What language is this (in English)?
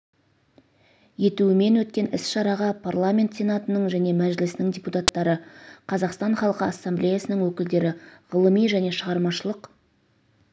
Kazakh